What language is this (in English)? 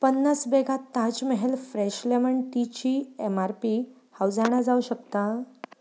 Konkani